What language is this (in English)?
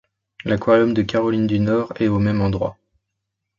French